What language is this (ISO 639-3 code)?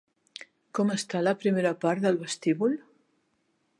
cat